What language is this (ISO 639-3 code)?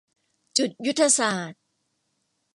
tha